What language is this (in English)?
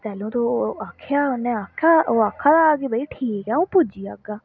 Dogri